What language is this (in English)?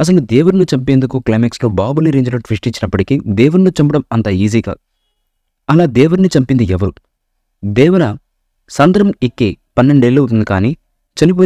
Telugu